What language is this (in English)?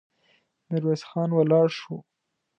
Pashto